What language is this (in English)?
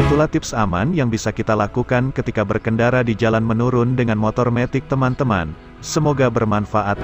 Indonesian